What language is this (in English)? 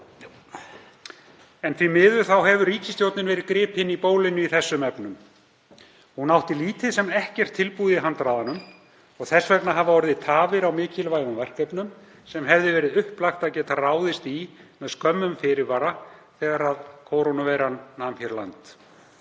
Icelandic